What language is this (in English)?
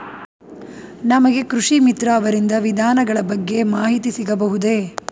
Kannada